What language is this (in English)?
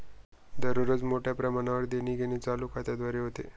Marathi